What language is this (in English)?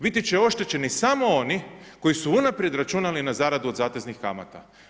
Croatian